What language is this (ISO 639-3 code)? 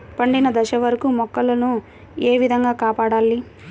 tel